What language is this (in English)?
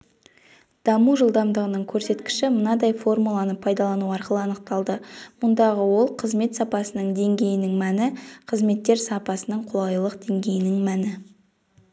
Kazakh